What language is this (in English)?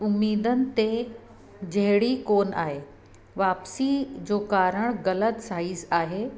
Sindhi